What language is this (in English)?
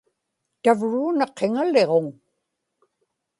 Inupiaq